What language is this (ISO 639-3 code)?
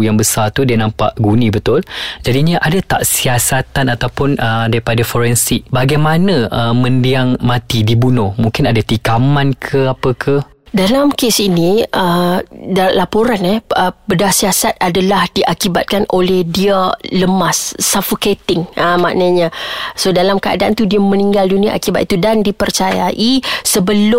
msa